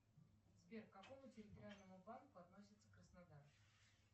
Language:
Russian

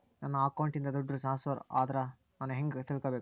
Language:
Kannada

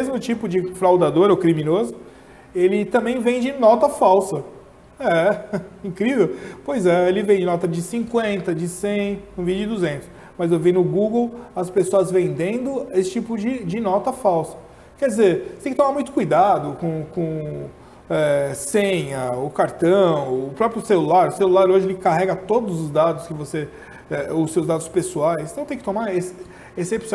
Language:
Portuguese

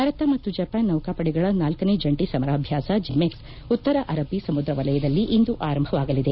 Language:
Kannada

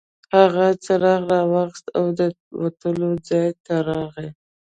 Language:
Pashto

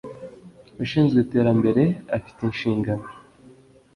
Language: Kinyarwanda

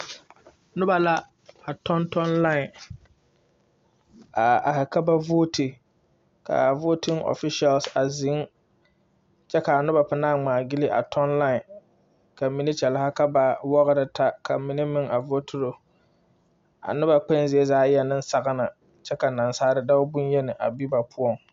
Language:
Southern Dagaare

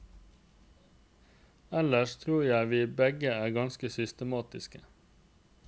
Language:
Norwegian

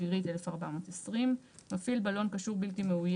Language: Hebrew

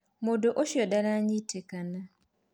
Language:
Kikuyu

